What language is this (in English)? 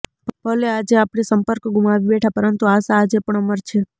Gujarati